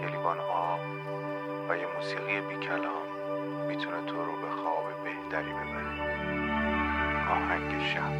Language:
Persian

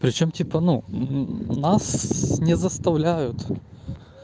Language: Russian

